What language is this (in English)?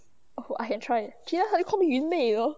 English